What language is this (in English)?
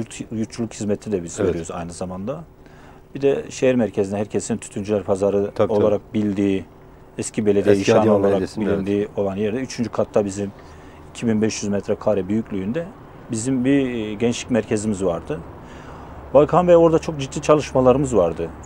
Turkish